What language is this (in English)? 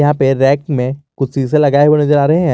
Hindi